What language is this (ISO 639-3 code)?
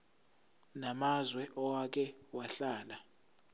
zul